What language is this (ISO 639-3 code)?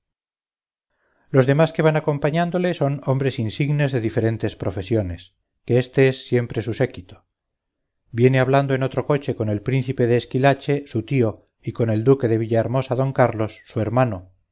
spa